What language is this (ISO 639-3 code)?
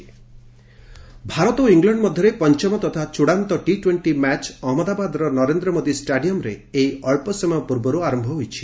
ori